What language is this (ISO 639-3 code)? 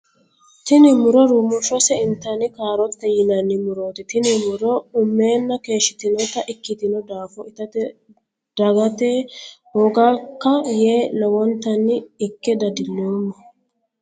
sid